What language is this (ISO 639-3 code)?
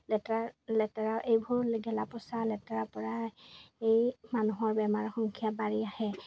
asm